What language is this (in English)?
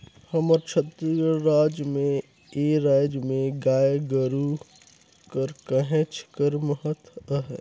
Chhattisgarhi